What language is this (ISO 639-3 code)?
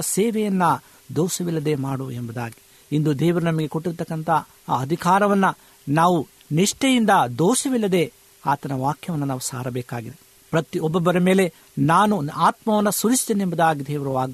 kan